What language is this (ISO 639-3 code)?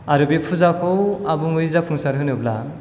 brx